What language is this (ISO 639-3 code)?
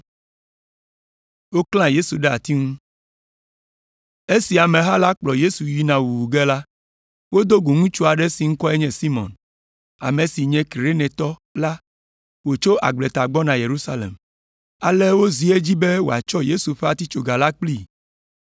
ewe